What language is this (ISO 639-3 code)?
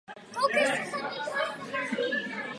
ces